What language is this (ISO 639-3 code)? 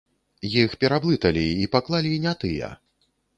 bel